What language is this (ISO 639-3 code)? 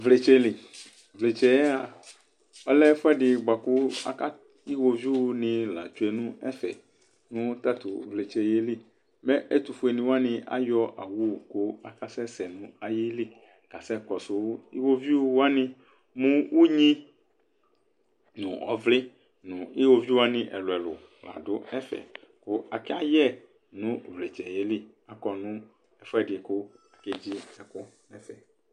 kpo